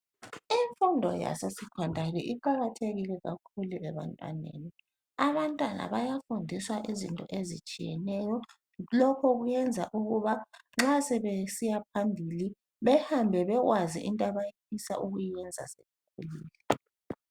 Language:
North Ndebele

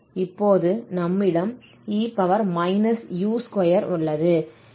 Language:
Tamil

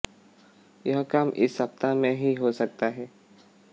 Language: Hindi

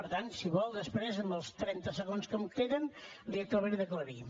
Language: Catalan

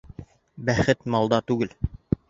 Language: Bashkir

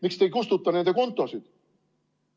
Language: Estonian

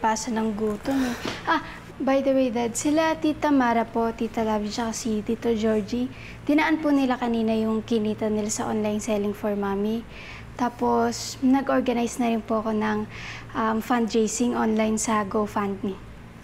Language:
Filipino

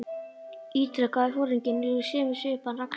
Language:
Icelandic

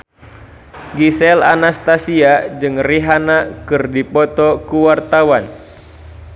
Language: Sundanese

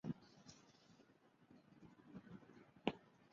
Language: Chinese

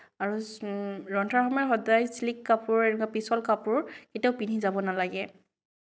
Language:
Assamese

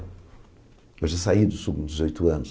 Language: Portuguese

